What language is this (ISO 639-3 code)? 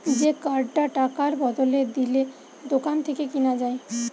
ben